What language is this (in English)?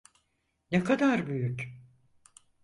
Turkish